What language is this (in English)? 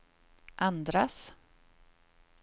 Swedish